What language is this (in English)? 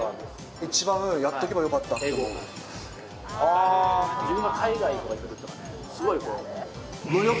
Japanese